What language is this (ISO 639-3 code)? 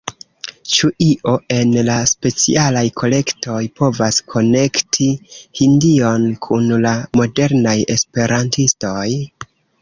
epo